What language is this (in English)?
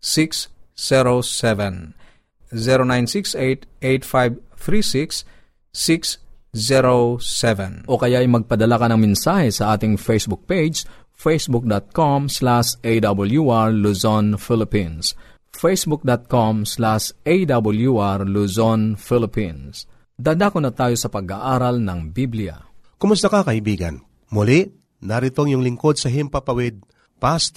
Filipino